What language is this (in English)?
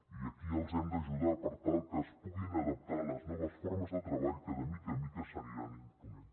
Catalan